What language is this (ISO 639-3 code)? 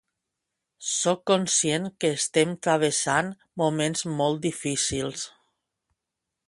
cat